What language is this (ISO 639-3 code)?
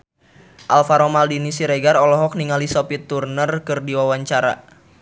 sun